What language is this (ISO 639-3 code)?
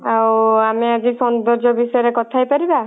ori